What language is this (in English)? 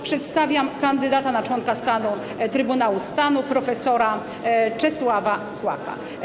Polish